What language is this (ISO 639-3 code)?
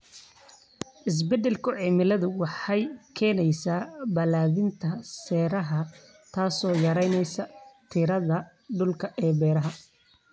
som